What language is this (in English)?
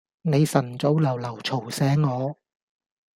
Cantonese